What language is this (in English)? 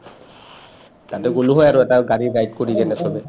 Assamese